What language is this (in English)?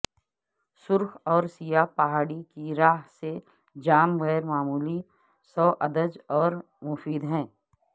Urdu